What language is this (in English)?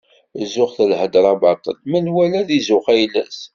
Kabyle